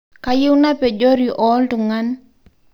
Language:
Masai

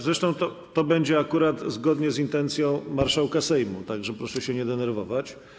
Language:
Polish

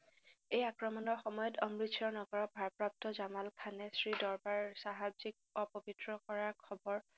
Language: Assamese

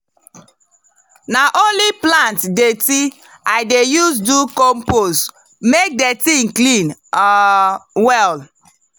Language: Nigerian Pidgin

